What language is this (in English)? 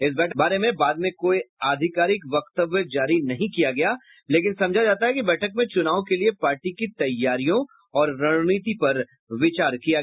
Hindi